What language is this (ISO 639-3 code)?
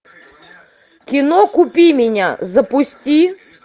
rus